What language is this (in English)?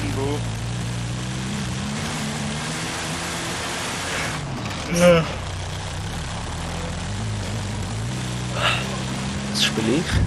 German